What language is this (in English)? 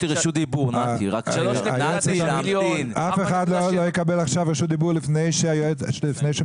Hebrew